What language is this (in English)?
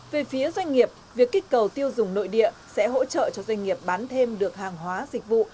Vietnamese